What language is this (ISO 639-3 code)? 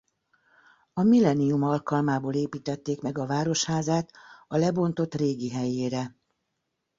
hun